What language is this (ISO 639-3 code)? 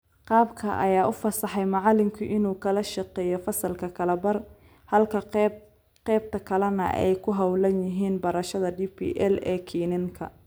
som